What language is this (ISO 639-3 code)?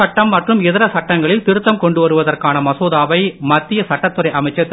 tam